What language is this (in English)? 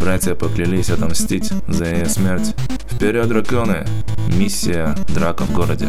Russian